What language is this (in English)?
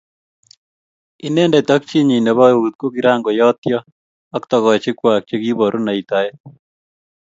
Kalenjin